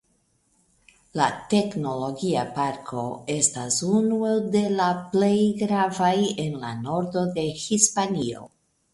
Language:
Esperanto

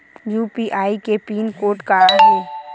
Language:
Chhattisgarhi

